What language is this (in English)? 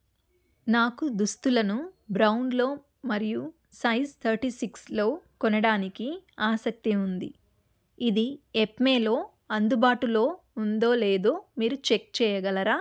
Telugu